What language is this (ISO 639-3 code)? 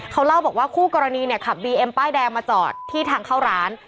tha